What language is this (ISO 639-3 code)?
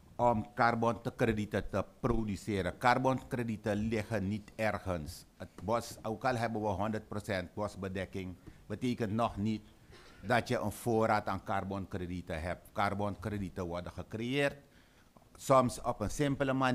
nld